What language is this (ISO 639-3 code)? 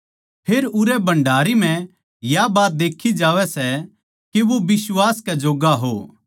bgc